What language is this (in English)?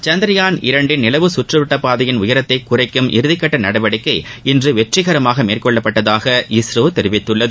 Tamil